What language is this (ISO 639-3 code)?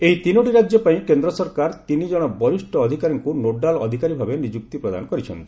ori